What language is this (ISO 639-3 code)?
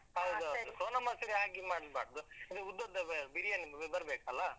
kan